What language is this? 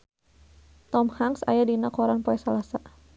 Sundanese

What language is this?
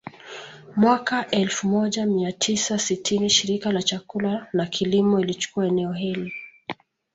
Swahili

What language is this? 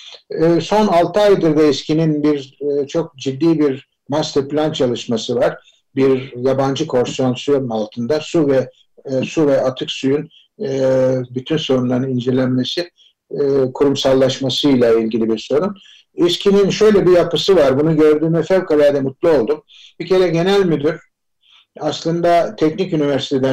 Turkish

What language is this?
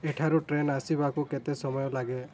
Odia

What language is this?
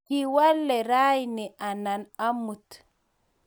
Kalenjin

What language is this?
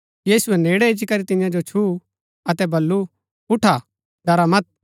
Gaddi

